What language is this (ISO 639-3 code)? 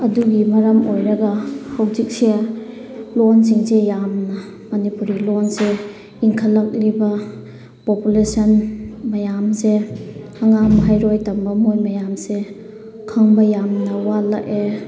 mni